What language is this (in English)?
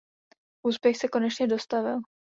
Czech